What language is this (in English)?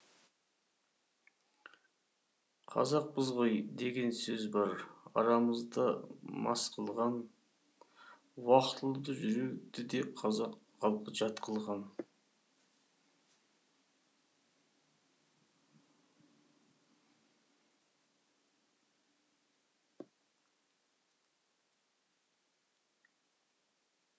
Kazakh